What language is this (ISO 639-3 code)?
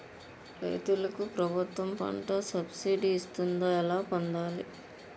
tel